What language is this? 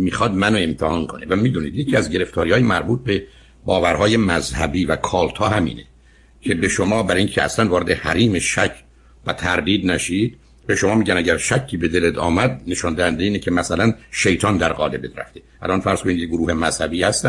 Persian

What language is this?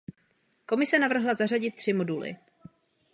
Czech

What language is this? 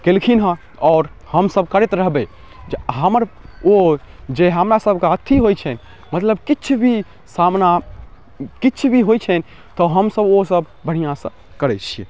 Maithili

